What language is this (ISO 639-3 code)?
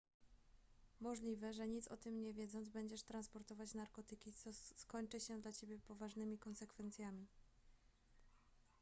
pol